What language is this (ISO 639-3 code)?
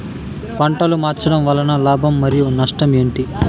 tel